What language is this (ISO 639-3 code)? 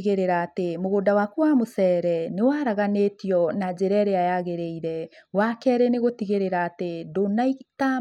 kik